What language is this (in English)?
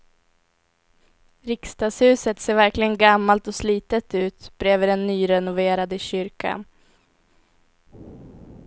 Swedish